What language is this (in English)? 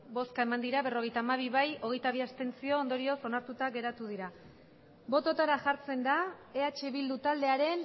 Basque